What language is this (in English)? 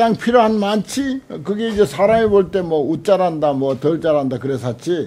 Korean